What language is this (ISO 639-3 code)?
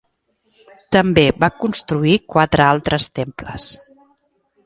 cat